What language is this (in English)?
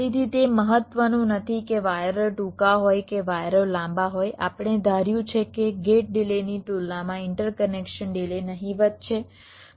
Gujarati